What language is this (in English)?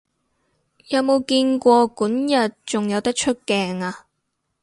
Cantonese